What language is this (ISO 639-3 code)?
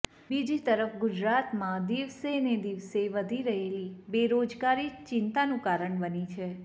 guj